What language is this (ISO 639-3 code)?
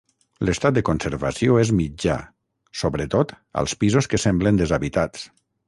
cat